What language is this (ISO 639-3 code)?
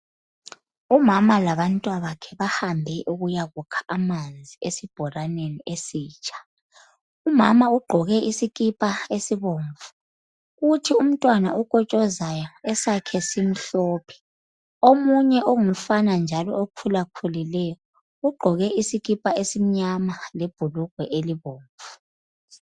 nde